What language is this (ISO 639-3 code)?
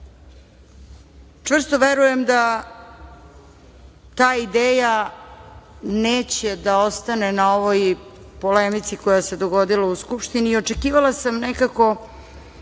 srp